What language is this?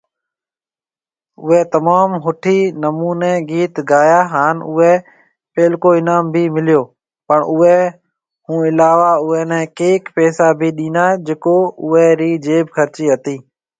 Marwari (Pakistan)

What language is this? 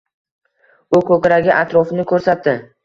Uzbek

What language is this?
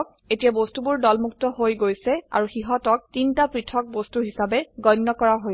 Assamese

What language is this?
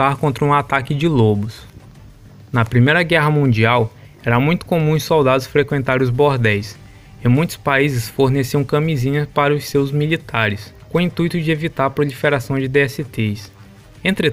Portuguese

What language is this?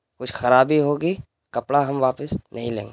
Urdu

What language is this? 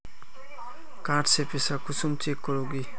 Magahi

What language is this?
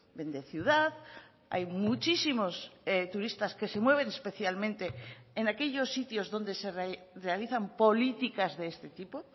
Spanish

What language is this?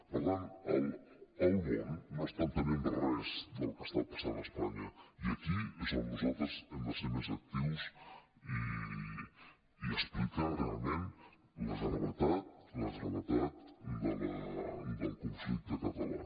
Catalan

